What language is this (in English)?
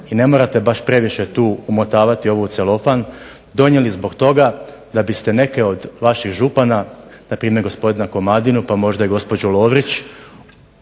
Croatian